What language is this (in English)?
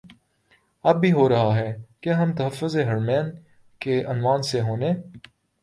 Urdu